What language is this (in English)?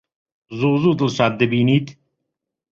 Central Kurdish